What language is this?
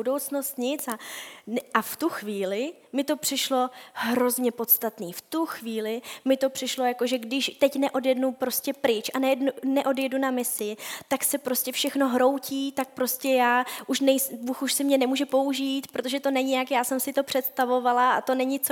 Czech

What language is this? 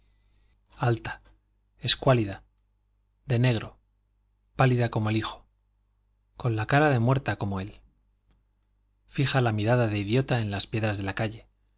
Spanish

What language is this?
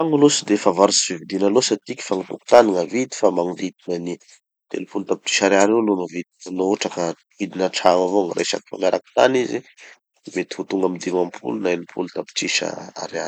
Tanosy Malagasy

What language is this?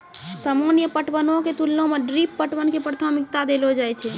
Maithili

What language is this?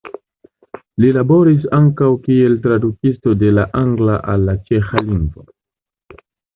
Esperanto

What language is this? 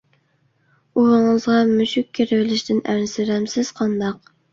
Uyghur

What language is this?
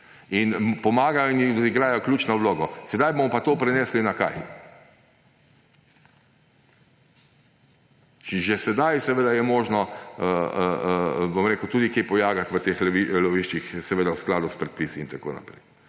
Slovenian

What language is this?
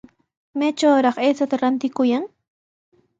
Sihuas Ancash Quechua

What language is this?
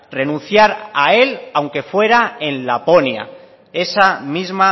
Spanish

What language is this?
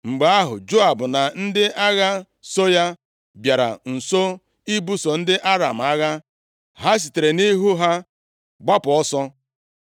Igbo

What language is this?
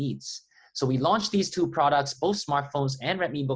Indonesian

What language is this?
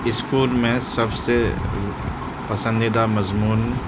Urdu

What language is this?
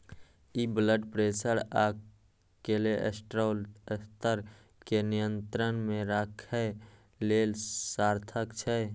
Maithili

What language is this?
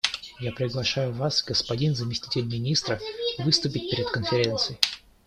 Russian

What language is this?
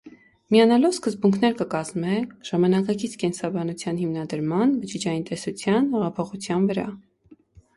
Armenian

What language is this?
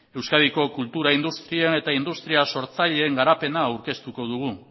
Basque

